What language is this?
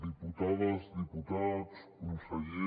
Catalan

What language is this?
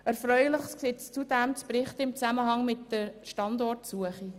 Swiss German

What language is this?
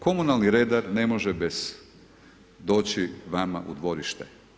Croatian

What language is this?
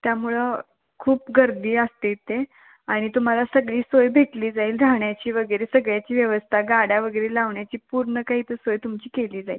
Marathi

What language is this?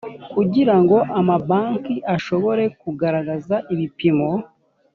Kinyarwanda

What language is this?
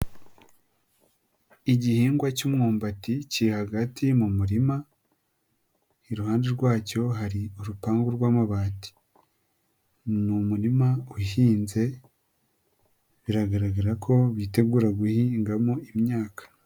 Kinyarwanda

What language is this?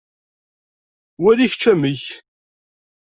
Kabyle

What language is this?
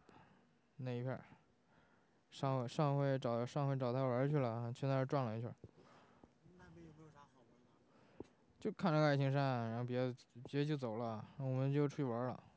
Chinese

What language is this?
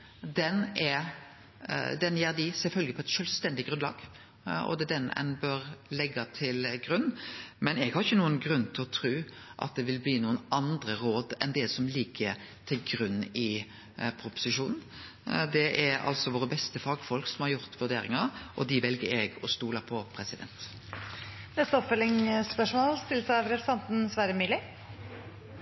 Norwegian Nynorsk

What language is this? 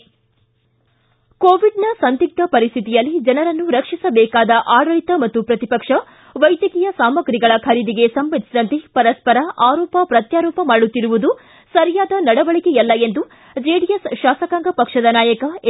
Kannada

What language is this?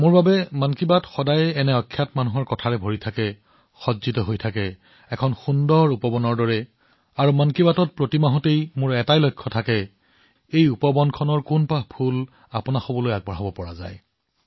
Assamese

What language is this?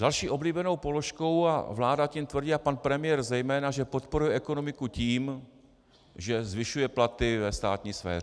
Czech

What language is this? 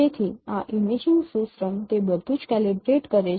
Gujarati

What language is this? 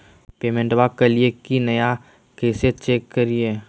Magahi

